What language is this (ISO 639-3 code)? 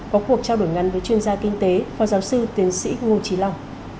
vie